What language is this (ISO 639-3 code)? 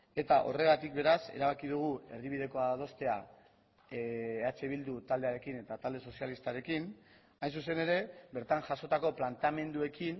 eus